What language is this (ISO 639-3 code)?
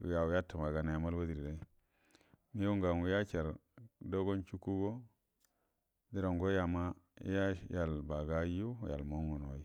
bdm